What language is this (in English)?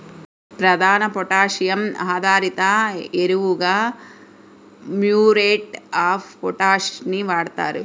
Telugu